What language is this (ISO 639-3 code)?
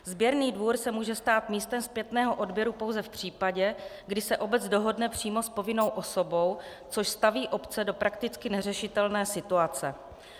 ces